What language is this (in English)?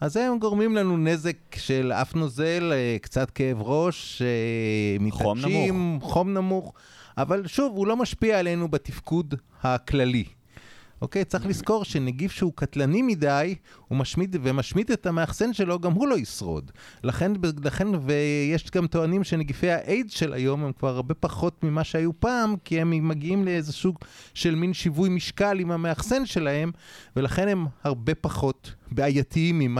Hebrew